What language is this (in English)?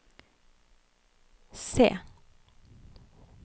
Norwegian